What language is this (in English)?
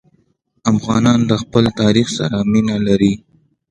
Pashto